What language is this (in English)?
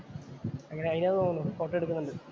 Malayalam